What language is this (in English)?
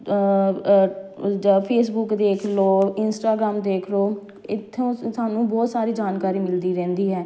Punjabi